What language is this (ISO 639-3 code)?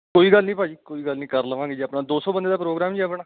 pan